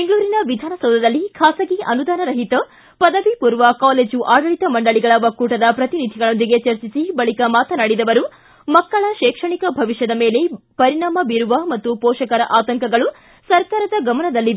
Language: Kannada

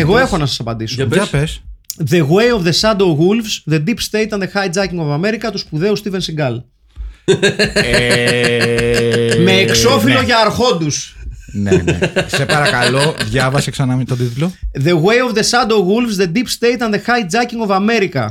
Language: Greek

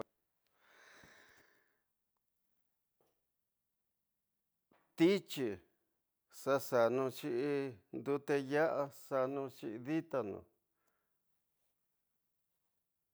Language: Tidaá Mixtec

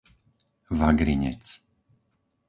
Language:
Slovak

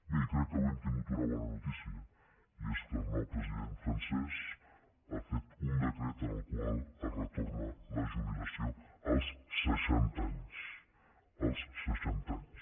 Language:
Catalan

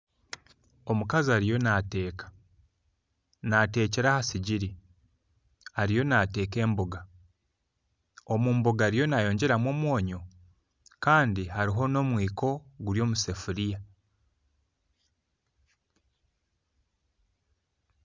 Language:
Nyankole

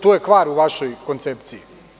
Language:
Serbian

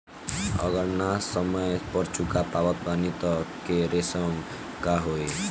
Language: Bhojpuri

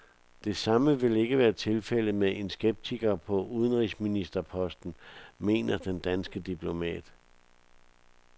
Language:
Danish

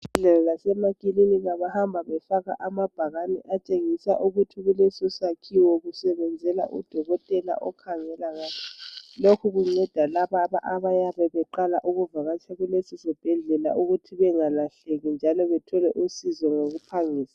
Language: North Ndebele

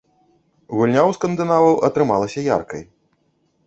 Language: Belarusian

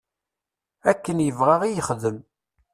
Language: Kabyle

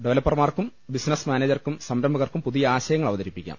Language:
Malayalam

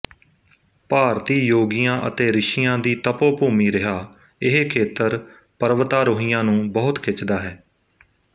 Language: Punjabi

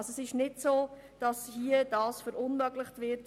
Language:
Swiss German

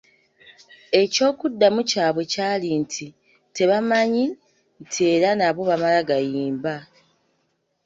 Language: Ganda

